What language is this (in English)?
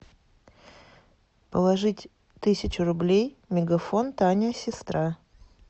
Russian